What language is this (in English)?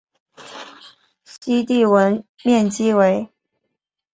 Chinese